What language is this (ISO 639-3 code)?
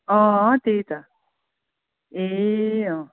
nep